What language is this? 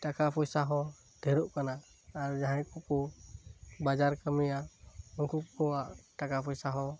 Santali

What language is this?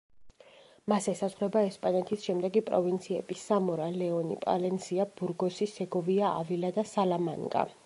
Georgian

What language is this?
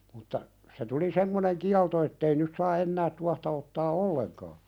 Finnish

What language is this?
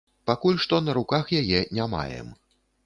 Belarusian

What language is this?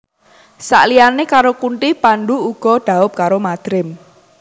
Javanese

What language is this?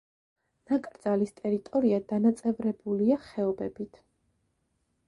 Georgian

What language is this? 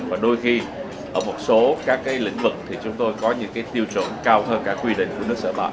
Vietnamese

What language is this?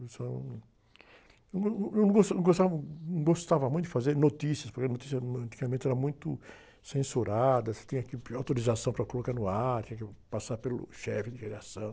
Portuguese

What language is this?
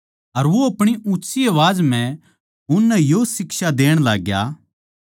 Haryanvi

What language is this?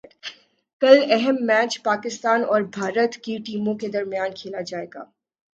Urdu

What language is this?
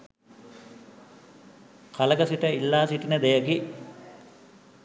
Sinhala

